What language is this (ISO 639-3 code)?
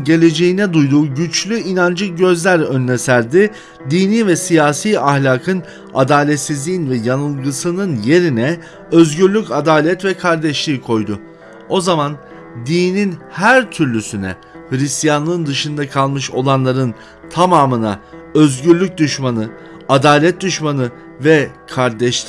tur